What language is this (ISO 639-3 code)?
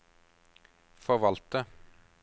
nor